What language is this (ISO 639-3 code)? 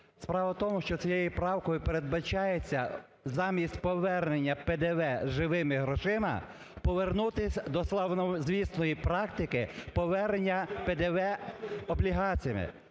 ukr